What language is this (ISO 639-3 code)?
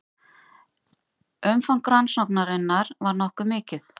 isl